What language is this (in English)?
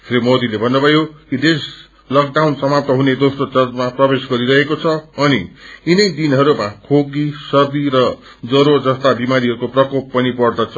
Nepali